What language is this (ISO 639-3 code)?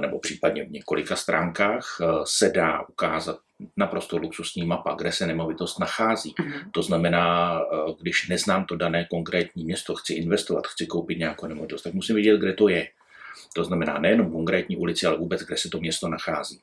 ces